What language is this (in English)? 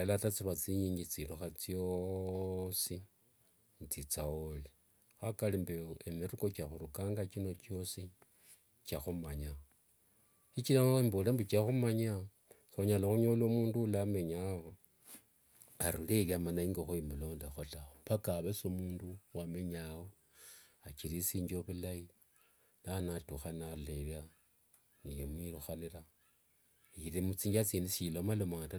Wanga